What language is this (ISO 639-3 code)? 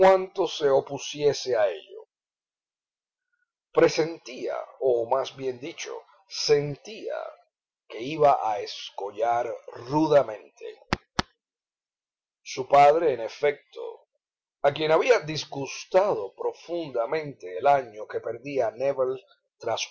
spa